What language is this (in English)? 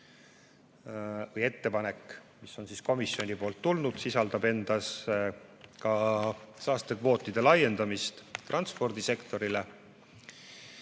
Estonian